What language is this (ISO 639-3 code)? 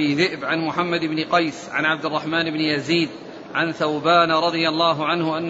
ara